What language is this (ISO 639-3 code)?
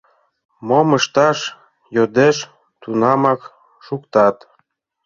chm